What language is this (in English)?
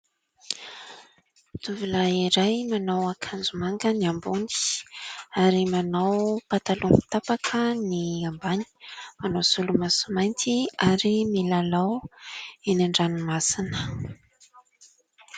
Malagasy